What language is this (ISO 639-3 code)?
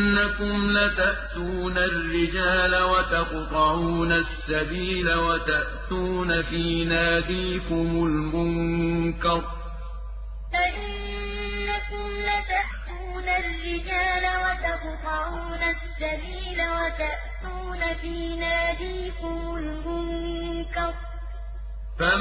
ara